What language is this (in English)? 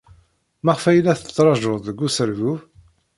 Kabyle